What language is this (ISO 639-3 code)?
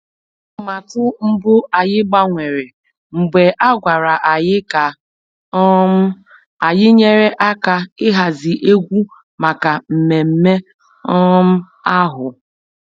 ibo